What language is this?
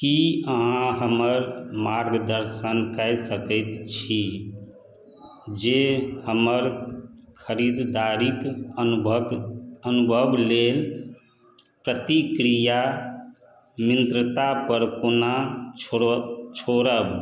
Maithili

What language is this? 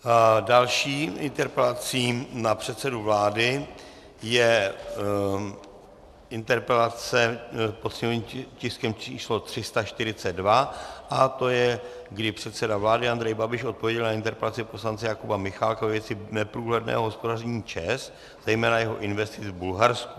Czech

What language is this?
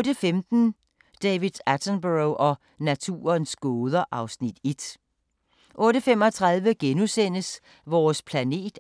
Danish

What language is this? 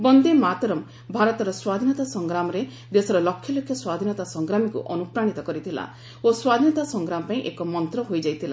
Odia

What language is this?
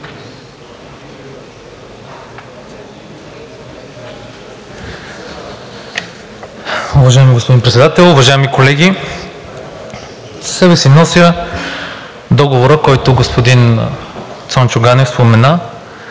Bulgarian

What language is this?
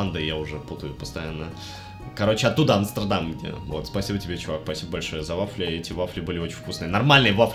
Russian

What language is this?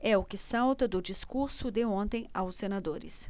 Portuguese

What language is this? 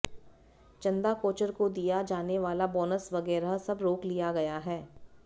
Hindi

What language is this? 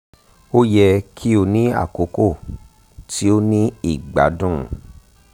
Yoruba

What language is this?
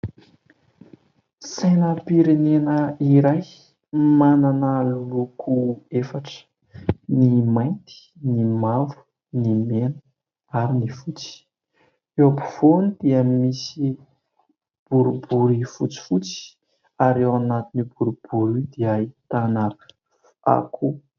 Malagasy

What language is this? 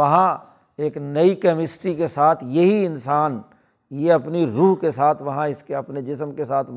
Urdu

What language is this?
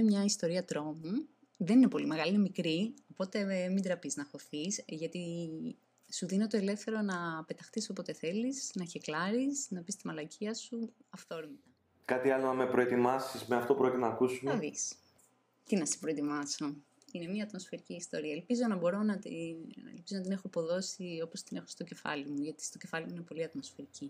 Greek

